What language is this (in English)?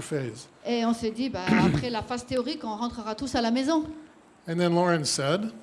French